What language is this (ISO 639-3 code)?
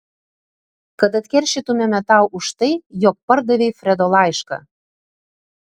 lit